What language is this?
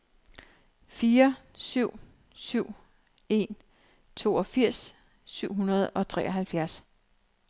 Danish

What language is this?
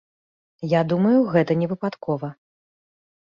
Belarusian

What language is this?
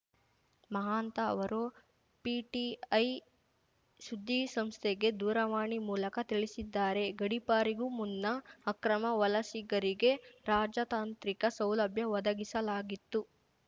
Kannada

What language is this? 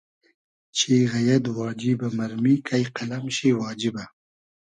Hazaragi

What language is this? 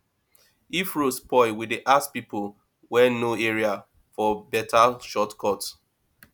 Nigerian Pidgin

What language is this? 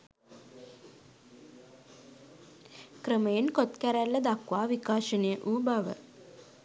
Sinhala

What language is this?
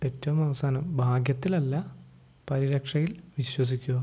Malayalam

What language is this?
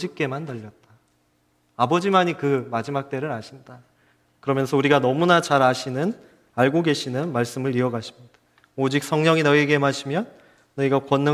Korean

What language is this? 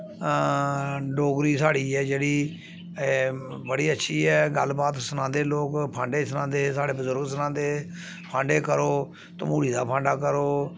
Dogri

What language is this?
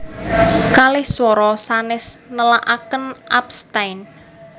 Javanese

